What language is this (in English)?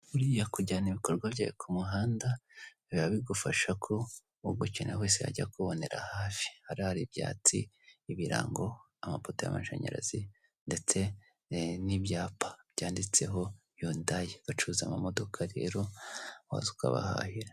Kinyarwanda